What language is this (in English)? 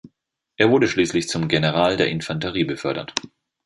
German